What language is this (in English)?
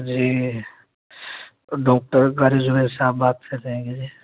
Urdu